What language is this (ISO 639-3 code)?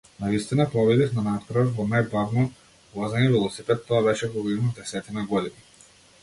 mkd